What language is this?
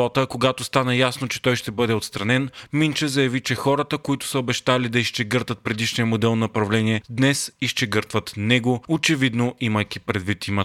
Bulgarian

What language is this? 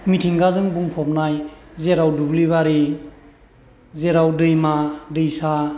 Bodo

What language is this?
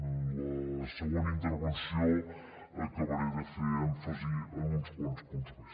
Catalan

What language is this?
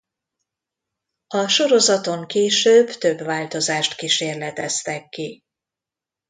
Hungarian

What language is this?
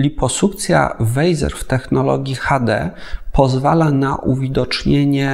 Polish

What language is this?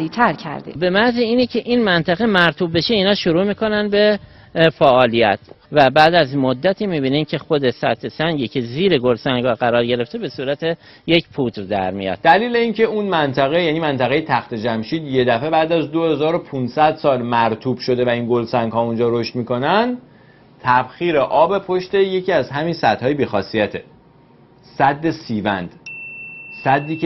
Persian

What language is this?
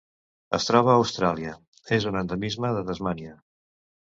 Catalan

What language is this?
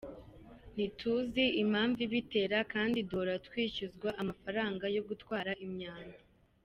Kinyarwanda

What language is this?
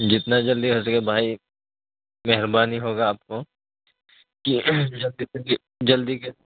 Urdu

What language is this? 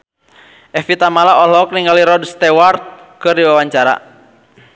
Sundanese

